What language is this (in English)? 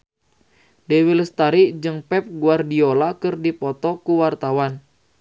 Sundanese